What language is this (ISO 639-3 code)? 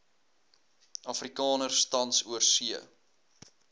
afr